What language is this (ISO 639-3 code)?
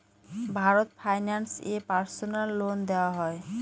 ben